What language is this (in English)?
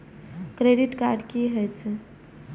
Maithili